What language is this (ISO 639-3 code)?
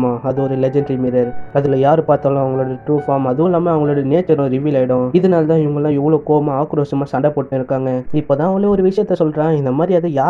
ind